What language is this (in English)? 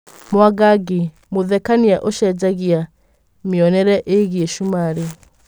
Kikuyu